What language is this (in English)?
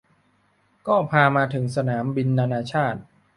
Thai